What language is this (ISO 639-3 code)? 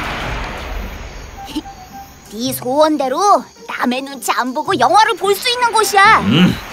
kor